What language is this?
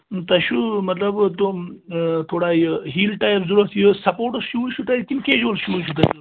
Kashmiri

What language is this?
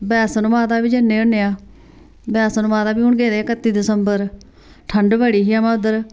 Dogri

